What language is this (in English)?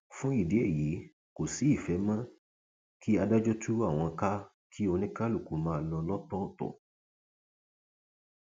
Yoruba